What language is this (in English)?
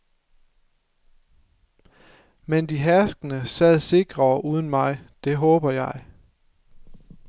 Danish